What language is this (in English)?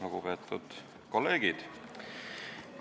Estonian